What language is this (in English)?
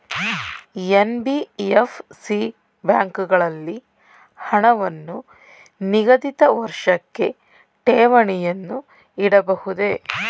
Kannada